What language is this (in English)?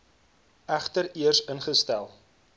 Afrikaans